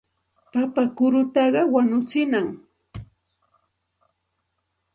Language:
Santa Ana de Tusi Pasco Quechua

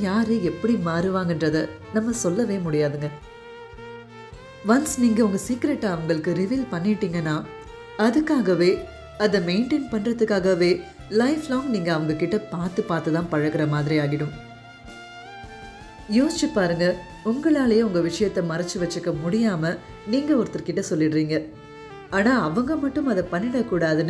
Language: Tamil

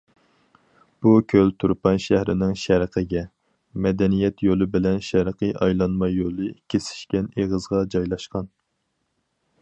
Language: Uyghur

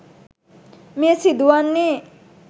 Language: Sinhala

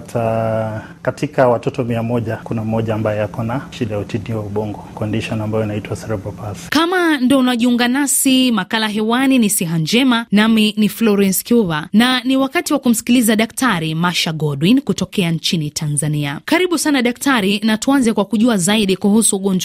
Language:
Swahili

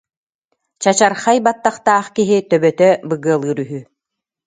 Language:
Yakut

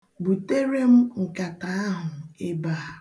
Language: Igbo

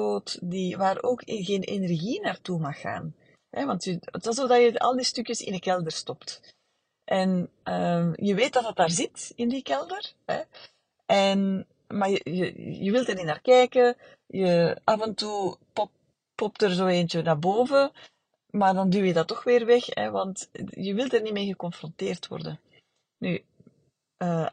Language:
Dutch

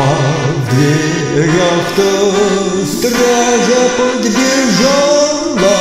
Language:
Romanian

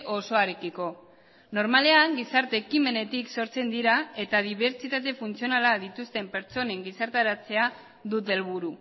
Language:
Basque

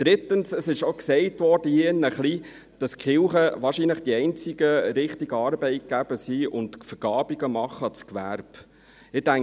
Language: Swiss German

